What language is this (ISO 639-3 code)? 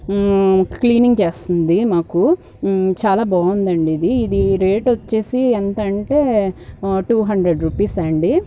tel